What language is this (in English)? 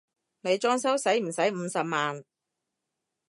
Cantonese